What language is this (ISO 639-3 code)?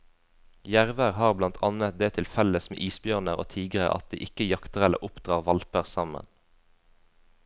nor